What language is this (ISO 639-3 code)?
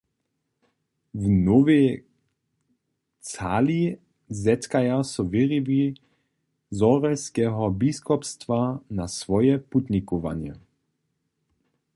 hsb